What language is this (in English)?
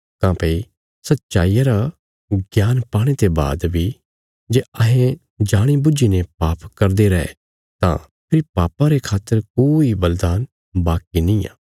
Bilaspuri